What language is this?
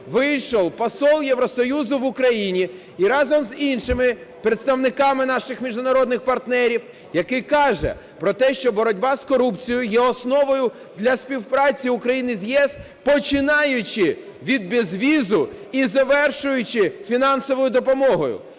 Ukrainian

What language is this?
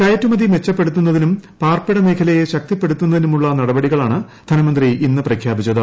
Malayalam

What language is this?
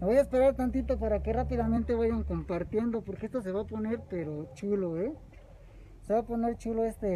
Spanish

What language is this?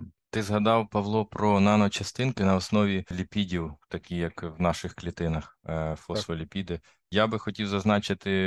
Ukrainian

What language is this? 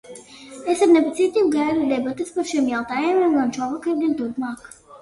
Latvian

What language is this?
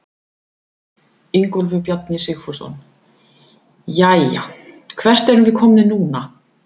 Icelandic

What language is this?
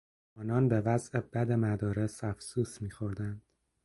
Persian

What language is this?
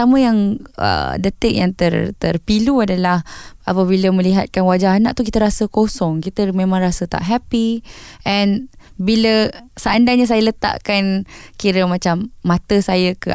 Malay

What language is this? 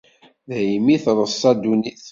Kabyle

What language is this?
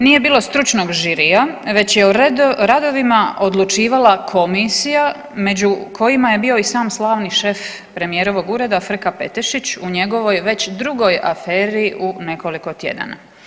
Croatian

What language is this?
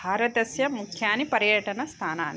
Sanskrit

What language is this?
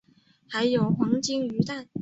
Chinese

